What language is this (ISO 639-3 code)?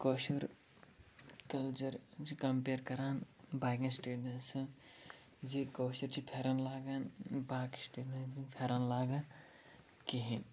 kas